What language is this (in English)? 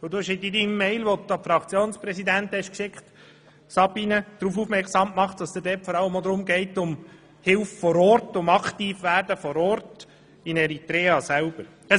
Swiss German